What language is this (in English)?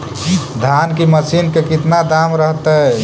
Magahi